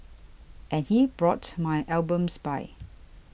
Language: English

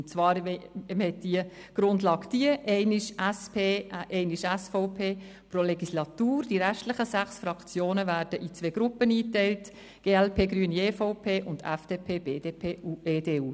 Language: Swiss German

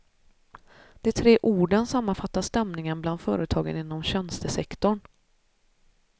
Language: Swedish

